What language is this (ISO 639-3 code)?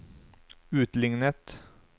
nor